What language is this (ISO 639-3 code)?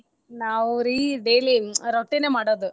kan